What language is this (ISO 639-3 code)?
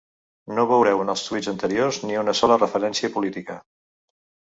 cat